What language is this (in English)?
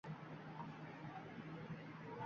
Uzbek